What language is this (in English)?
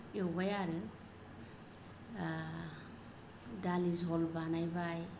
Bodo